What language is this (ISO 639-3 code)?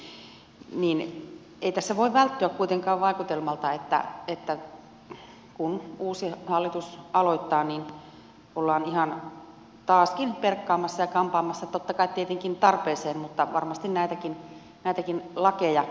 fin